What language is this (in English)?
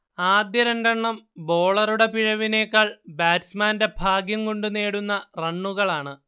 Malayalam